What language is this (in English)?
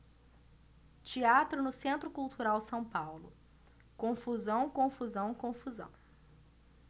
Portuguese